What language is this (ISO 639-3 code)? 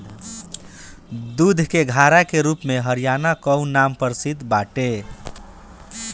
bho